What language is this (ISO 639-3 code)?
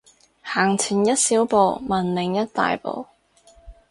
yue